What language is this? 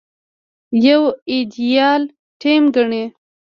Pashto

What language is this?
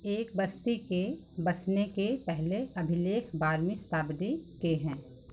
Hindi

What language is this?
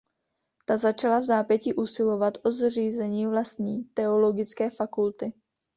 Czech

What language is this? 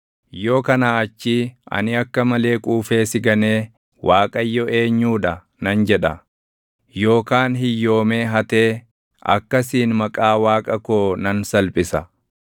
Oromo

